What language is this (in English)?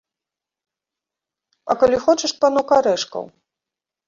Belarusian